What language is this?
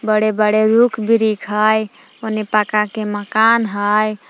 Magahi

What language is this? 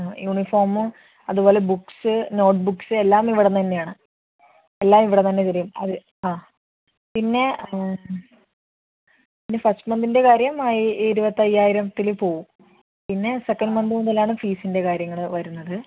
Malayalam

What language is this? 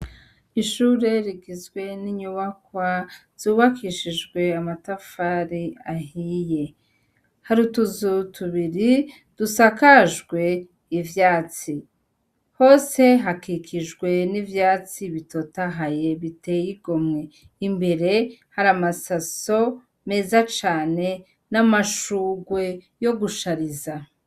Rundi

